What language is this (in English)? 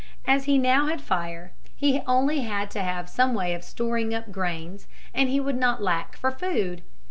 English